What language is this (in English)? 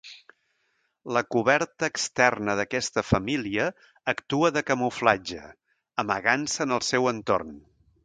Catalan